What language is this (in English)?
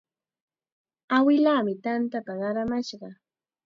Chiquián Ancash Quechua